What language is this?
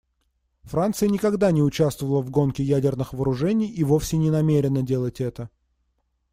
Russian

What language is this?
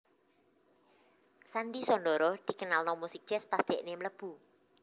Javanese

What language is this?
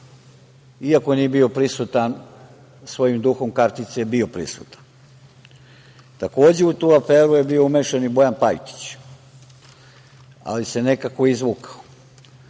Serbian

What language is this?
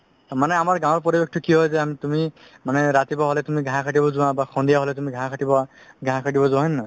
Assamese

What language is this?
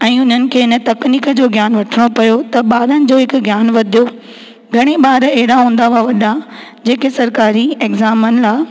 Sindhi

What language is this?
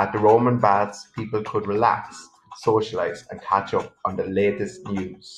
English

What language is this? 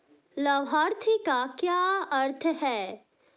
Hindi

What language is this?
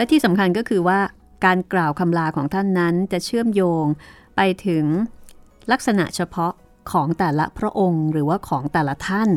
Thai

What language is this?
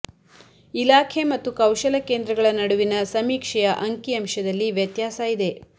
Kannada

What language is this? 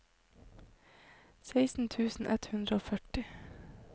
Norwegian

